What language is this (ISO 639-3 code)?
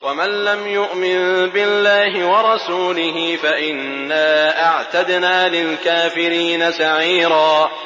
ara